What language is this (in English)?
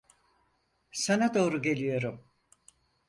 Turkish